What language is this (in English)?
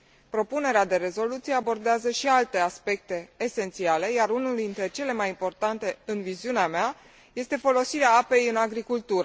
Romanian